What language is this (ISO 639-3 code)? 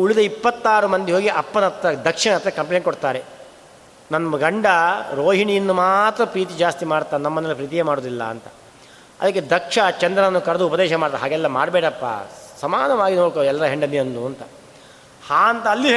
kan